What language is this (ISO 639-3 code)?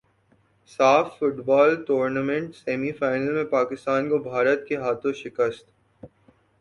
urd